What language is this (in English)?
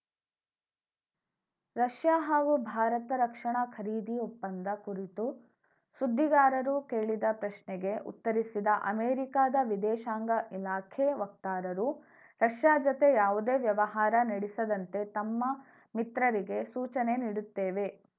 Kannada